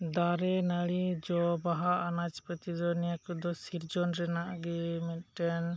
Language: Santali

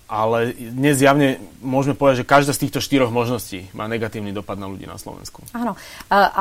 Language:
Slovak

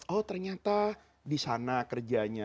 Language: Indonesian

